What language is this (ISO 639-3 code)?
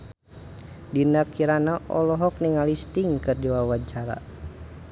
sun